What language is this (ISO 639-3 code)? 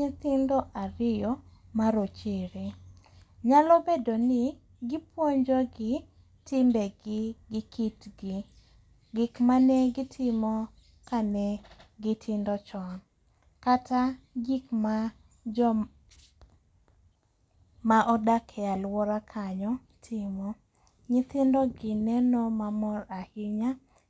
luo